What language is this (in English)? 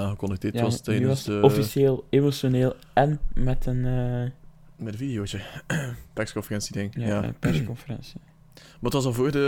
Dutch